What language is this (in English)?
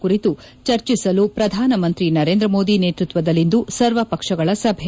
Kannada